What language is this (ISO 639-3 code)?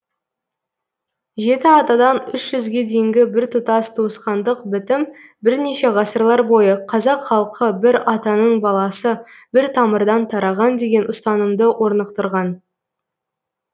kaz